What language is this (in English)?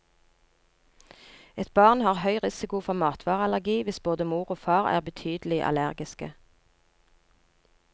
Norwegian